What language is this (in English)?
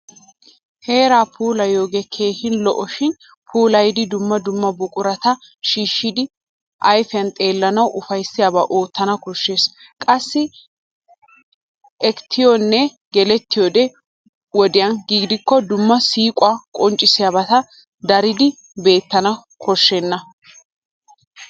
Wolaytta